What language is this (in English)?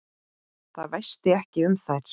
Icelandic